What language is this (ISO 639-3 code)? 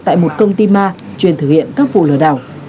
vie